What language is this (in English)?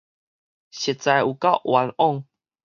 Min Nan Chinese